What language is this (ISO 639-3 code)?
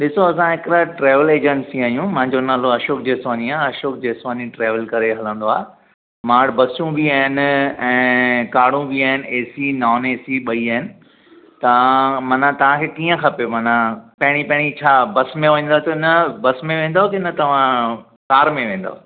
snd